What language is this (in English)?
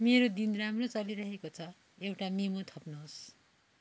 Nepali